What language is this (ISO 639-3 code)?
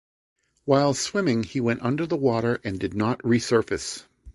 eng